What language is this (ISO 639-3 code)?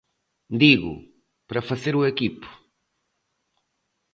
glg